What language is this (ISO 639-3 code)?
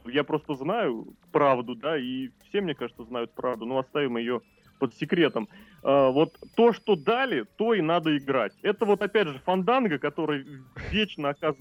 rus